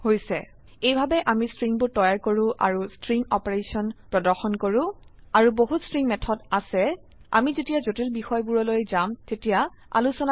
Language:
Assamese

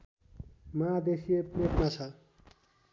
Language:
Nepali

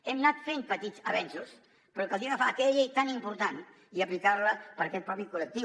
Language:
Catalan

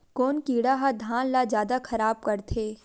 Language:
Chhattisgarhi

